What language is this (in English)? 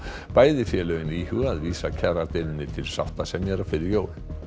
Icelandic